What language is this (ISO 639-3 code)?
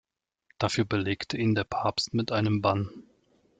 deu